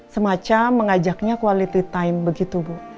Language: Indonesian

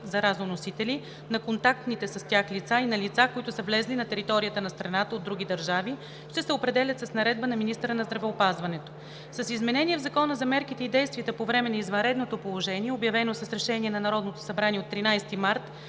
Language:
Bulgarian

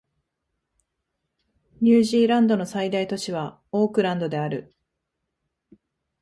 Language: Japanese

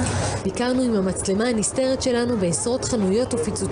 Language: Hebrew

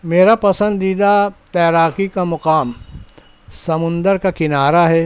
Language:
Urdu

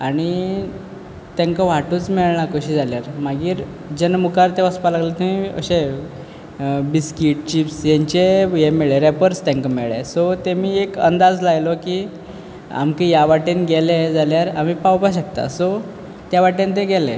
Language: Konkani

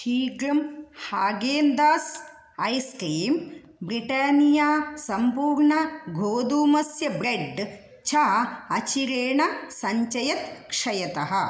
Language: Sanskrit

